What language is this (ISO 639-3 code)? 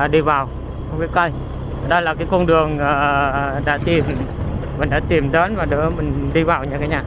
vie